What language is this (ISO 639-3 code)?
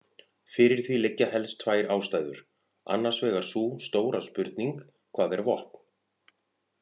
isl